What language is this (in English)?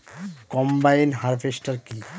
Bangla